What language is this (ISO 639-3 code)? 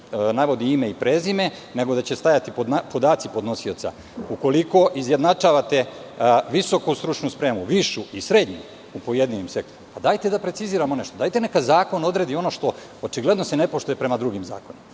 srp